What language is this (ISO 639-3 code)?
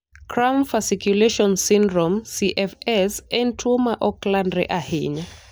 luo